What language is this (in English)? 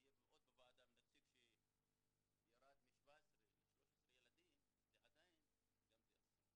Hebrew